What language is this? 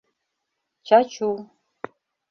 Mari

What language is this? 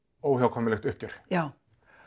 Icelandic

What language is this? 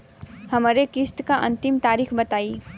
Bhojpuri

